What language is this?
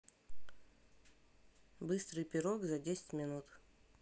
Russian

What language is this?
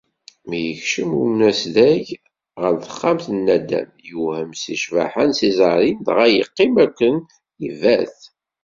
Kabyle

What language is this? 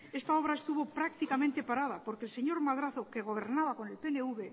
Spanish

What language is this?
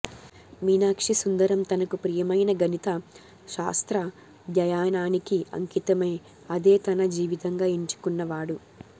Telugu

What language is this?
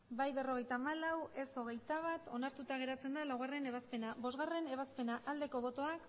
Basque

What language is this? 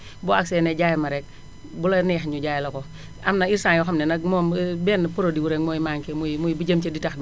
Wolof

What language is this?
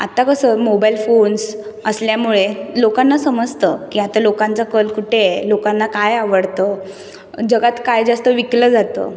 Marathi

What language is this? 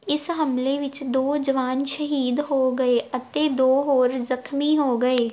Punjabi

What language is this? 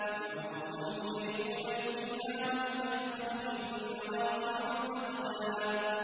Arabic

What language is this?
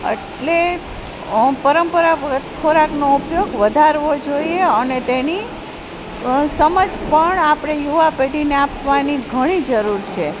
Gujarati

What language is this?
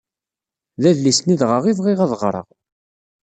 Kabyle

